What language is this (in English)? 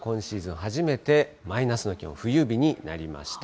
Japanese